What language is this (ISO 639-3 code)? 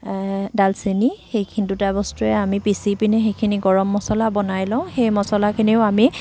asm